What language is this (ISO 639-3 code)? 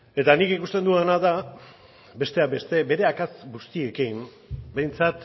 eus